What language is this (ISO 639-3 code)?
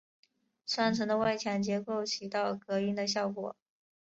zho